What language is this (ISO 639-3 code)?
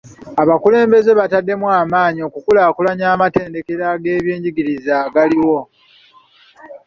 lug